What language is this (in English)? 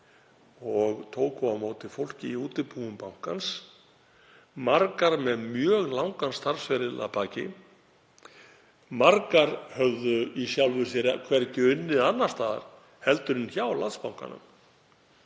Icelandic